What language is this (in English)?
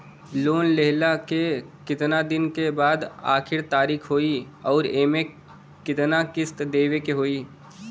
Bhojpuri